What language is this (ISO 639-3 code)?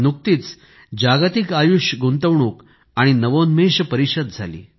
mar